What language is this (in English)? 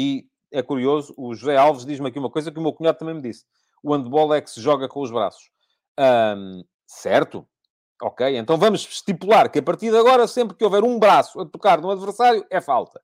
Portuguese